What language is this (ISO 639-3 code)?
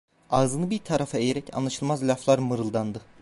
tur